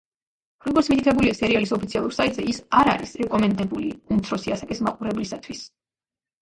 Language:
Georgian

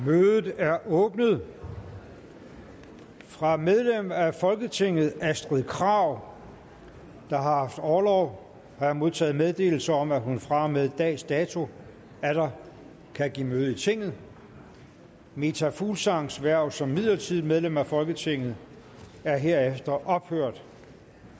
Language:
Danish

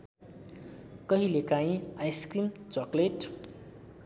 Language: Nepali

